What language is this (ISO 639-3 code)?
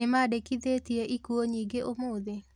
kik